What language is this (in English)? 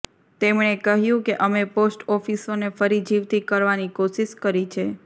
Gujarati